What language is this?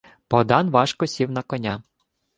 Ukrainian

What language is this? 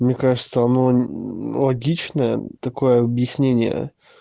Russian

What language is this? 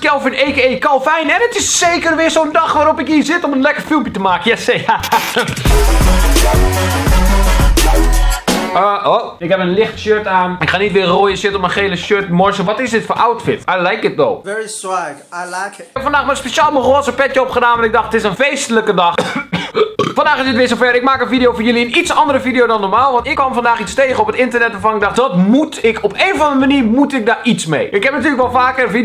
Dutch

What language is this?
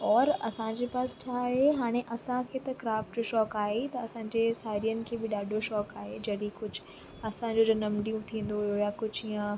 Sindhi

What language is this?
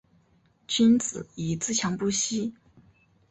Chinese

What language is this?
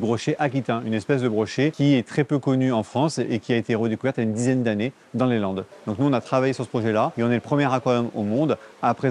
French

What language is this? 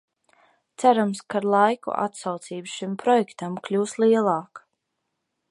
Latvian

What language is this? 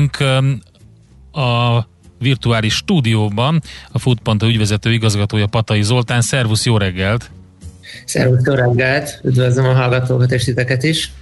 Hungarian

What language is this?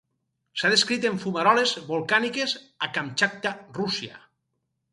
Catalan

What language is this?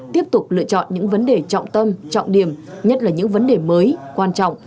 Vietnamese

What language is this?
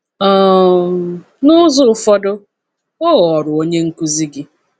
Igbo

